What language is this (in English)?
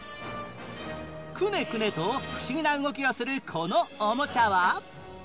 Japanese